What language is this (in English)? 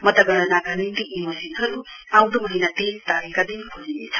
Nepali